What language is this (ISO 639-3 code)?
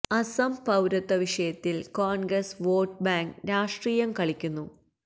mal